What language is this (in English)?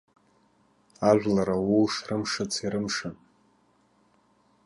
Abkhazian